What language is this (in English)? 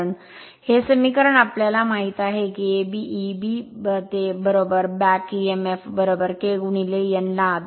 Marathi